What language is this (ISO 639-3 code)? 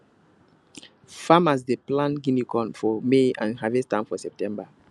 pcm